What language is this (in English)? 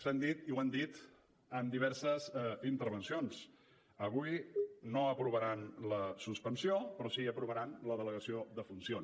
Catalan